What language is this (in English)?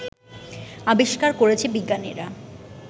Bangla